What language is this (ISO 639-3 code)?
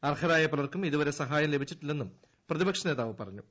mal